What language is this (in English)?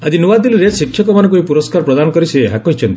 Odia